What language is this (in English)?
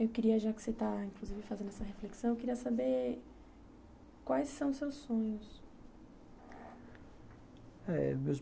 Portuguese